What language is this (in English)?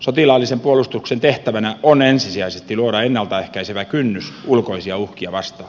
Finnish